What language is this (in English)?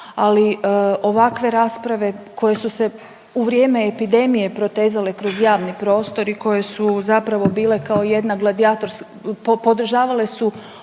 Croatian